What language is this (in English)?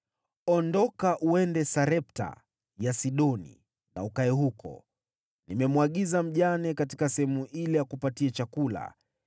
Swahili